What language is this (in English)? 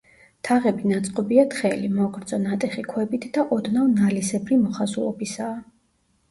Georgian